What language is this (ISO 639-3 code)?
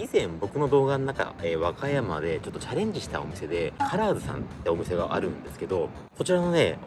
jpn